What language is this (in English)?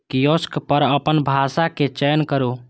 Maithili